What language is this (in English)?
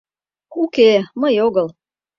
Mari